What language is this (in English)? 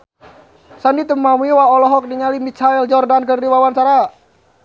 Sundanese